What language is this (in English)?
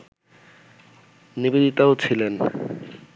Bangla